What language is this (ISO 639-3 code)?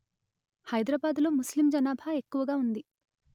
tel